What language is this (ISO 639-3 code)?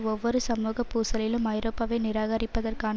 tam